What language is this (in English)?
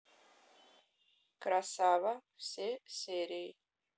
Russian